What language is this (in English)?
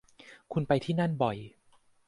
Thai